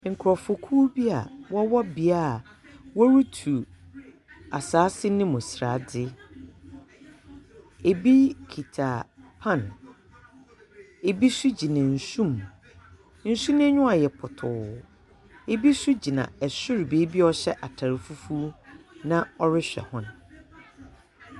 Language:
Akan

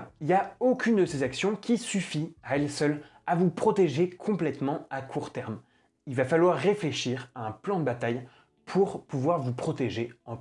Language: French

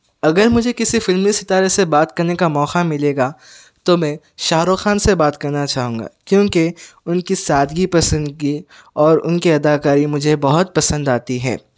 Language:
Urdu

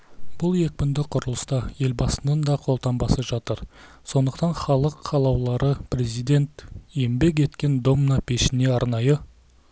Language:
Kazakh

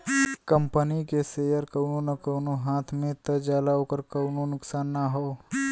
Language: Bhojpuri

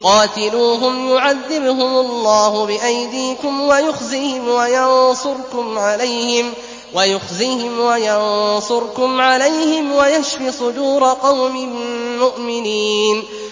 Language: Arabic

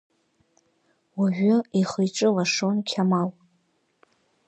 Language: Abkhazian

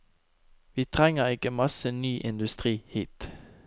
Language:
Norwegian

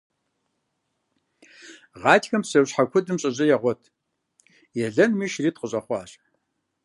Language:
Kabardian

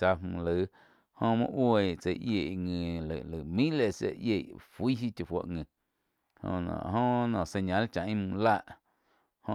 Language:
Quiotepec Chinantec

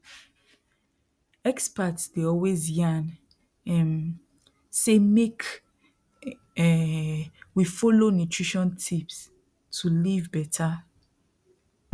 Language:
Nigerian Pidgin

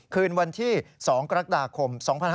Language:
Thai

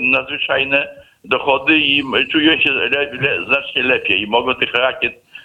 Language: Polish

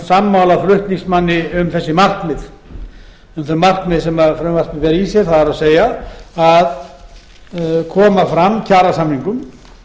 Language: Icelandic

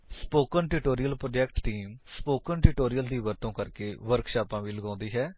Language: Punjabi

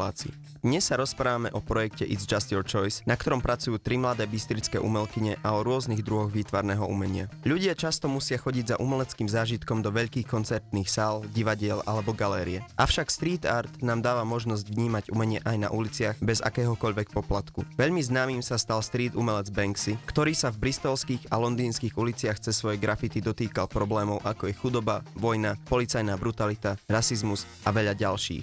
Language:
Slovak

